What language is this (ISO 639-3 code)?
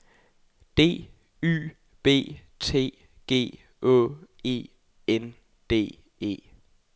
dan